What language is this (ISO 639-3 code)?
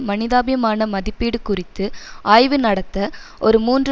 tam